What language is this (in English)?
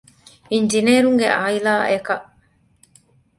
Divehi